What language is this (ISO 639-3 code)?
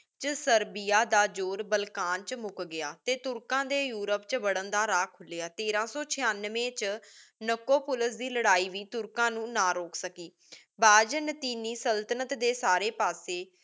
pan